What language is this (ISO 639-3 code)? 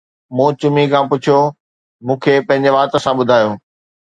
snd